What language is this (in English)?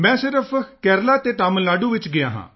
Punjabi